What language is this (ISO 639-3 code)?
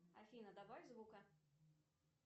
rus